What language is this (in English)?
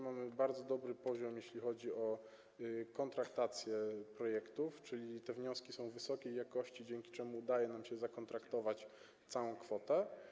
Polish